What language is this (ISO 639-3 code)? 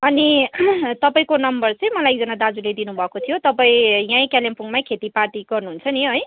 nep